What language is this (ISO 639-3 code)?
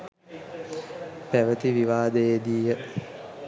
sin